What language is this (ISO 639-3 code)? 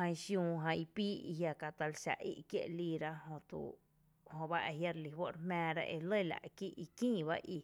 cte